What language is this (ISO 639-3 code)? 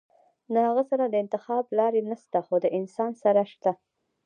pus